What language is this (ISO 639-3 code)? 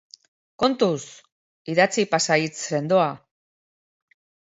eus